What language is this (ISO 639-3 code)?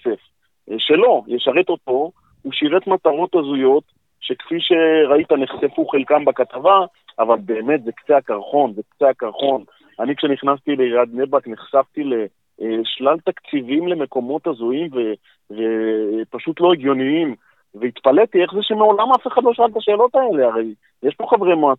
heb